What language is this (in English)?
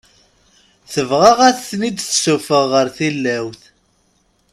Kabyle